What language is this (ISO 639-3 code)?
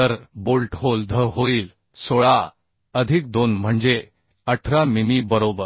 mar